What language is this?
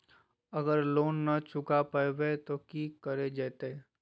Magahi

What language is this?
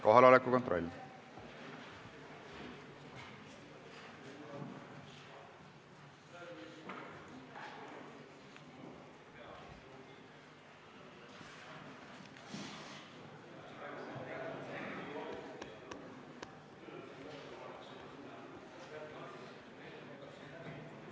Estonian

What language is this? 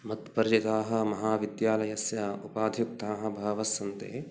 Sanskrit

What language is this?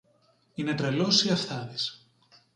Greek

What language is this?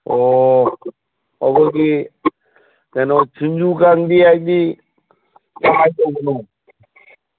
Manipuri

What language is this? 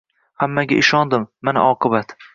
Uzbek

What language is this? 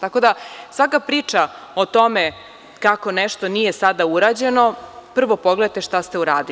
Serbian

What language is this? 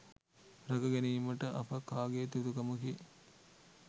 Sinhala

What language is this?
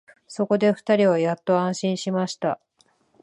Japanese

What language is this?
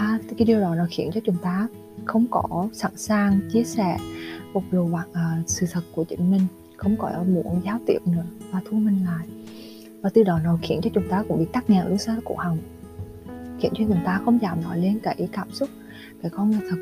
Vietnamese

